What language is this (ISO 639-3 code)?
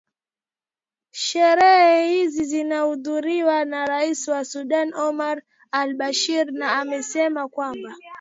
swa